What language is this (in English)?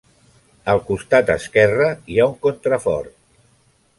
Catalan